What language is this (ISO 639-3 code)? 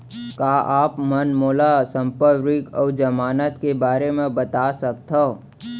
hne